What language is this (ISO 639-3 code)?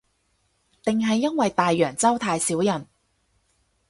yue